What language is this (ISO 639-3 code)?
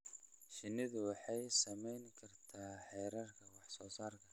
som